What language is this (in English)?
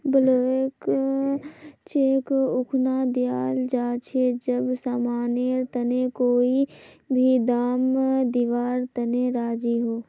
Magahi